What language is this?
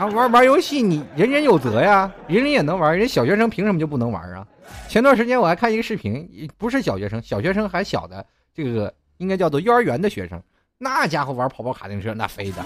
Chinese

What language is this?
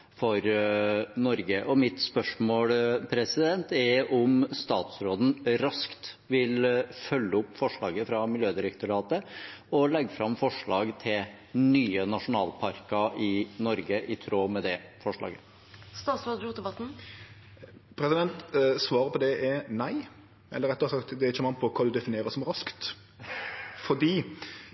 Norwegian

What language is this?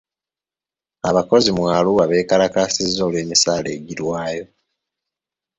Ganda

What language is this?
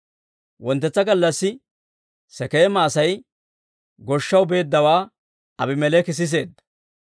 Dawro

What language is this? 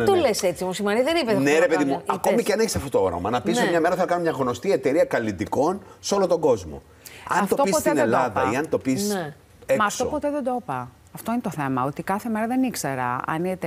Greek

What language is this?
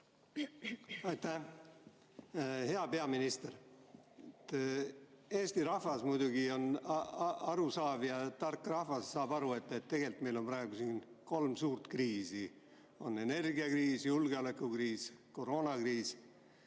Estonian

